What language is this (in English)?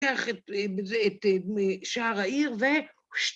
Hebrew